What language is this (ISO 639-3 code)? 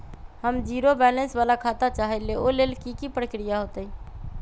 mag